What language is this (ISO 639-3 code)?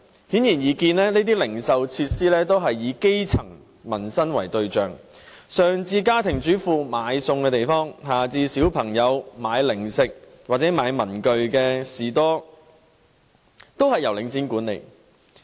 yue